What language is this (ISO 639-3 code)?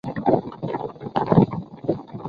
zho